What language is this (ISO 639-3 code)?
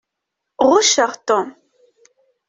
kab